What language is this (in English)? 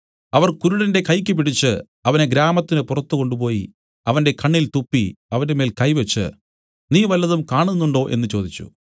Malayalam